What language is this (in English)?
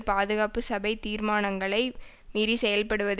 Tamil